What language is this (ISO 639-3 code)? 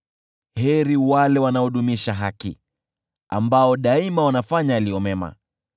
swa